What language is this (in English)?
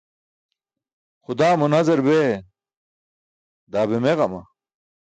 Burushaski